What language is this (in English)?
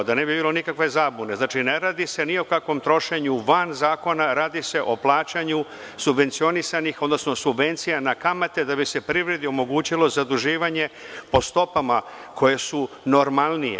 Serbian